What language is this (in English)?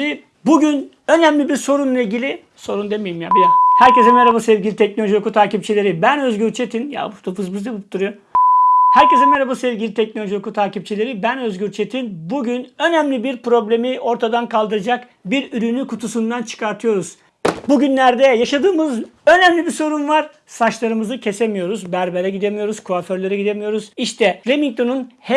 Turkish